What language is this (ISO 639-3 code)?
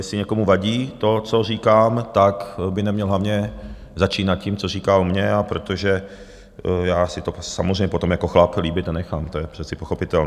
ces